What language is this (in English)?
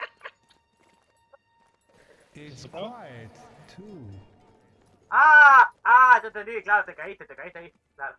Spanish